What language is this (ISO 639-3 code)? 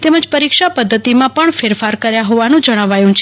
guj